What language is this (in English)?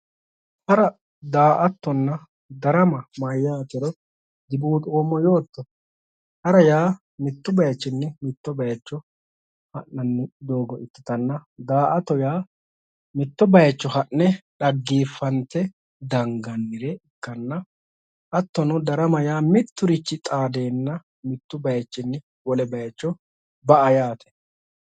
Sidamo